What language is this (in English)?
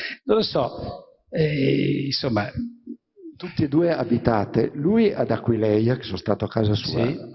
Italian